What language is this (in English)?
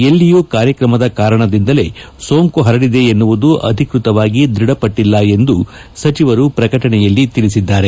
Kannada